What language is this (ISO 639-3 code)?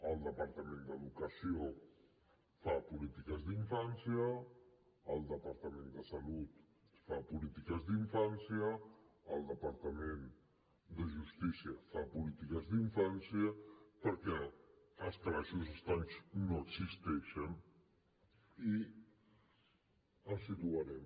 cat